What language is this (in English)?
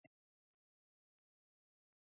Bangla